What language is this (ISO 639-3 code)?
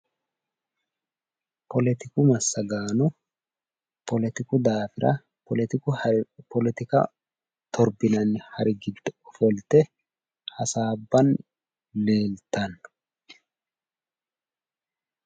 sid